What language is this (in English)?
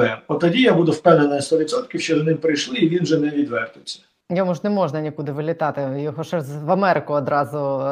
Ukrainian